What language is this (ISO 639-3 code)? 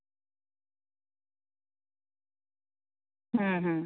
sat